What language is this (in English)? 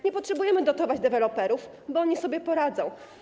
Polish